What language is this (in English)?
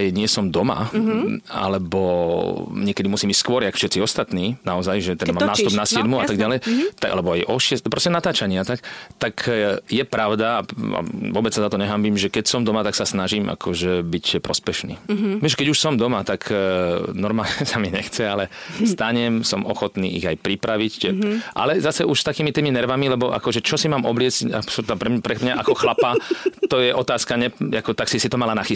Slovak